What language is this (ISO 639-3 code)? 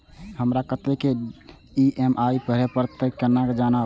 mai